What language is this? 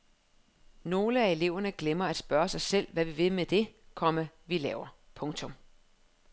Danish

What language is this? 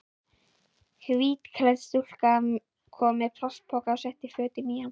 Icelandic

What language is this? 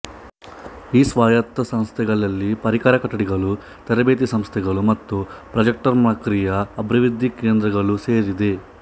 Kannada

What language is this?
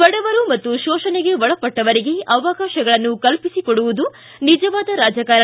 Kannada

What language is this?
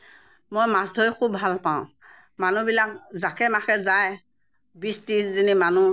Assamese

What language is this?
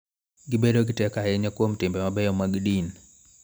Luo (Kenya and Tanzania)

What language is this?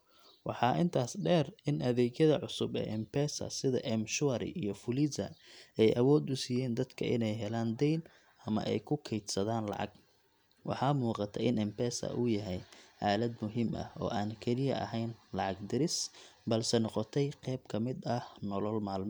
Somali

